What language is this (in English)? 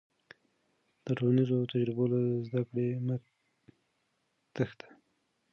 Pashto